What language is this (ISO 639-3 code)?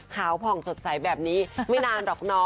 tha